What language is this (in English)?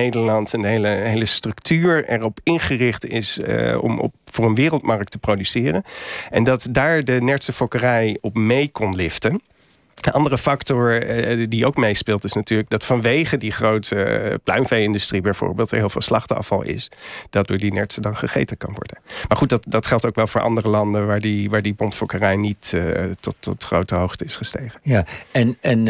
Dutch